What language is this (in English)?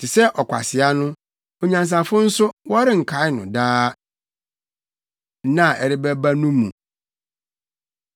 Akan